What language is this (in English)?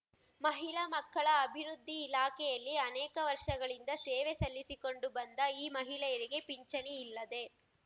Kannada